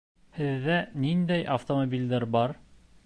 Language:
Bashkir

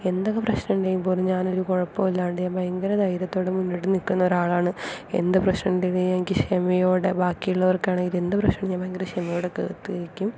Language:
Malayalam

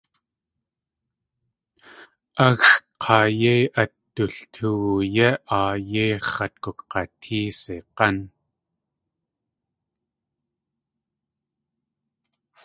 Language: Tlingit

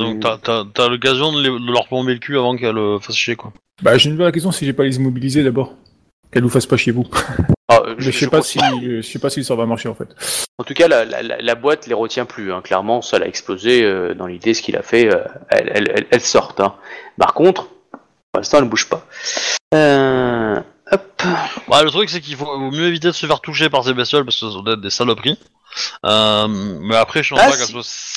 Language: French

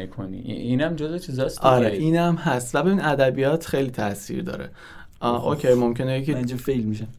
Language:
Persian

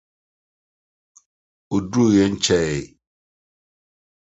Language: Akan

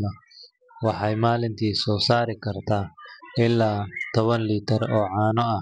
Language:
Somali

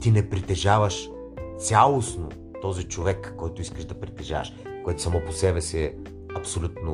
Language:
Bulgarian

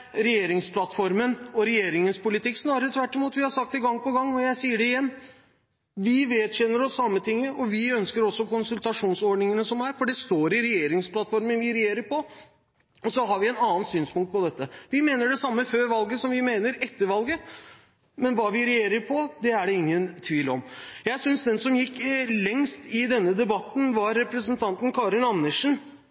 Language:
Norwegian Bokmål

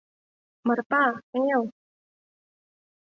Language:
Mari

